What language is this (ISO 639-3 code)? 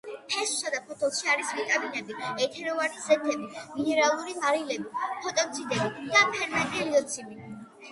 kat